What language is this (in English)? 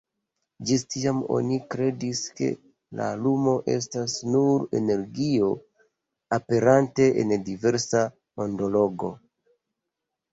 Esperanto